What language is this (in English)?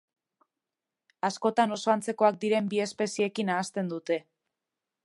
Basque